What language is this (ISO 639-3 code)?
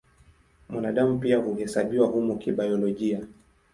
swa